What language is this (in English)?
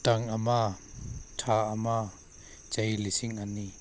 Manipuri